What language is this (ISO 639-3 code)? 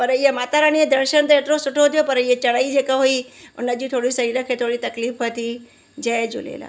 snd